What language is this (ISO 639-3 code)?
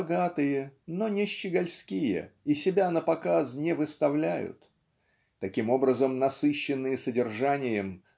rus